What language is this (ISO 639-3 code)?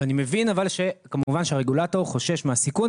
heb